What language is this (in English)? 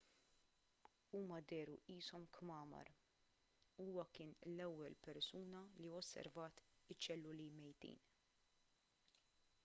Maltese